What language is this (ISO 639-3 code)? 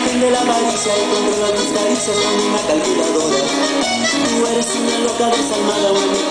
spa